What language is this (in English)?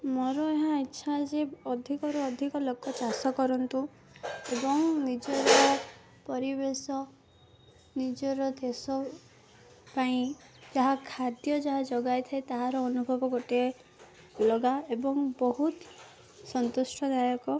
Odia